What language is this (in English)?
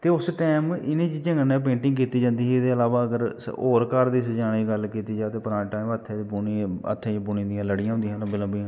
Dogri